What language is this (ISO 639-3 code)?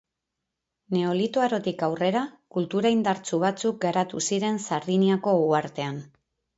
eus